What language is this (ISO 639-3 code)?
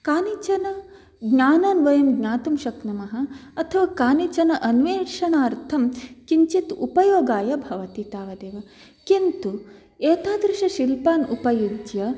san